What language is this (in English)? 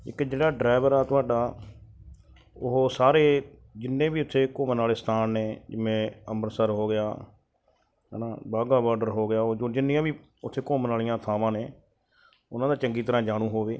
Punjabi